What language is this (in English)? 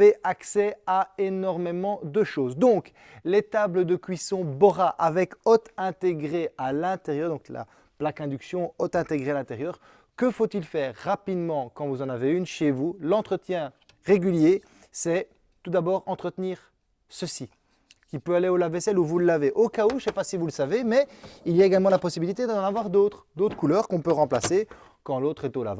French